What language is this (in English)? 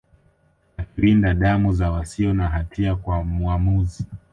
Swahili